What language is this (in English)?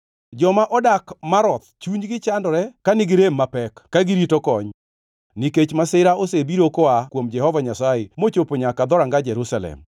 Luo (Kenya and Tanzania)